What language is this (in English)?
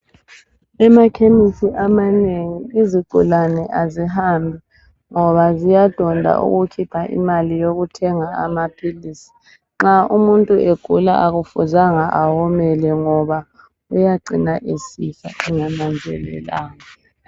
North Ndebele